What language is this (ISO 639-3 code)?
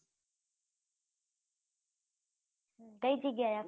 guj